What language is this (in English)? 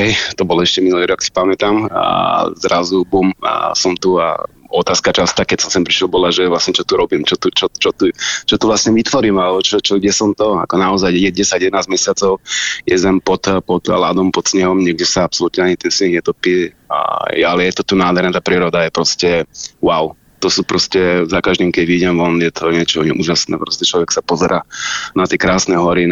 Slovak